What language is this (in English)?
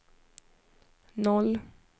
Swedish